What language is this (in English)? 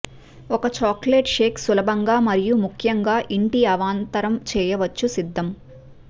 Telugu